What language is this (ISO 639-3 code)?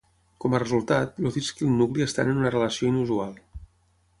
cat